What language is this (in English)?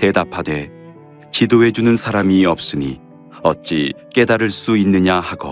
Korean